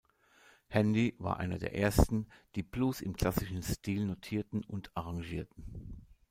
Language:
German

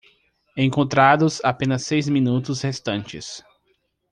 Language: Portuguese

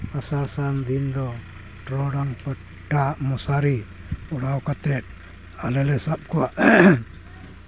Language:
Santali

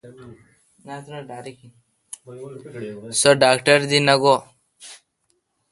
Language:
Kalkoti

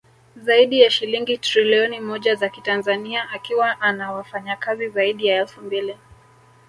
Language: Swahili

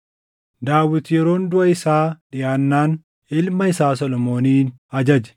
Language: Oromo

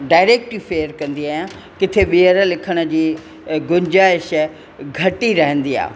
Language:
Sindhi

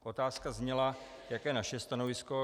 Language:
Czech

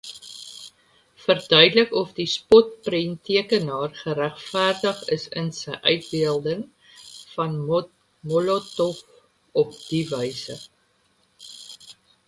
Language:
Afrikaans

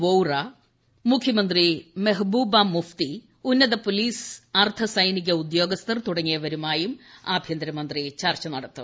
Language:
Malayalam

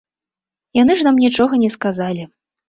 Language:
Belarusian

